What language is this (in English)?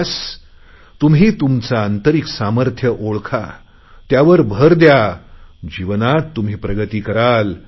Marathi